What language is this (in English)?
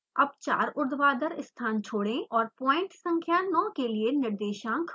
Hindi